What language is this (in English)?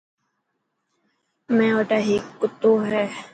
Dhatki